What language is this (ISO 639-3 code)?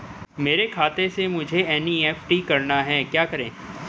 hin